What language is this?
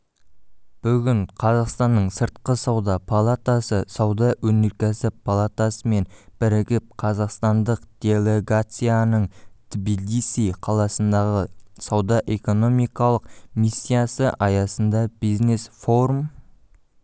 Kazakh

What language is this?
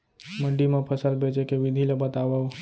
Chhattisgarhi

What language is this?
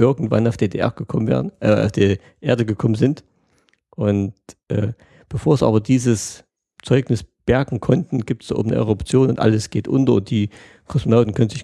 German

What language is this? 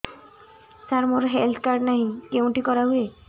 Odia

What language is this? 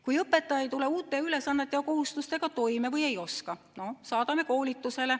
Estonian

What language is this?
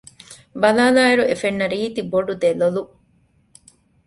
Divehi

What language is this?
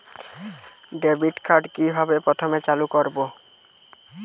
Bangla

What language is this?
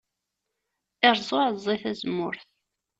Kabyle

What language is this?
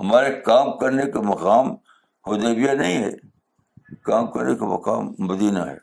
Urdu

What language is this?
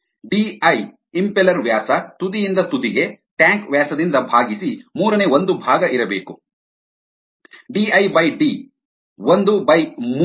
Kannada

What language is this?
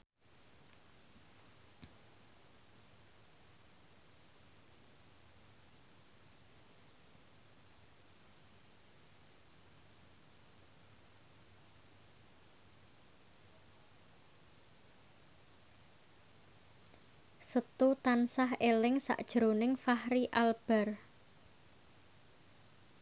Javanese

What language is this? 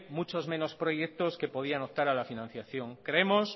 Spanish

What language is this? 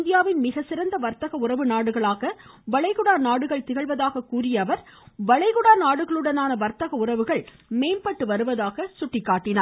Tamil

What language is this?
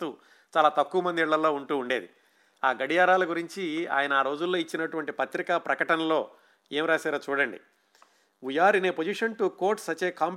Telugu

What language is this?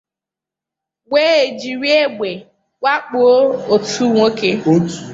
Igbo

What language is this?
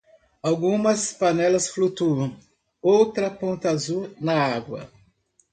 Portuguese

